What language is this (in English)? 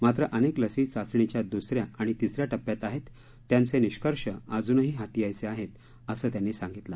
Marathi